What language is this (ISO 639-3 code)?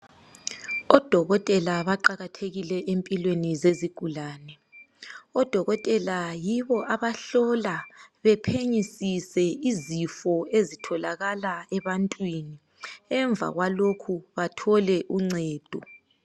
nde